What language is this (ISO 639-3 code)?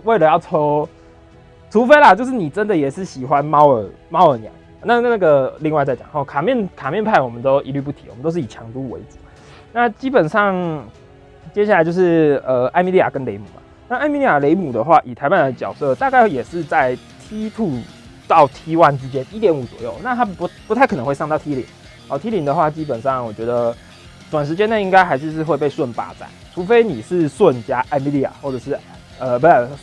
zho